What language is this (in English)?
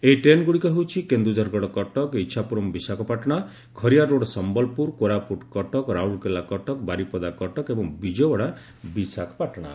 Odia